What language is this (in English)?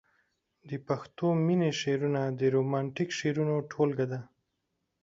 Pashto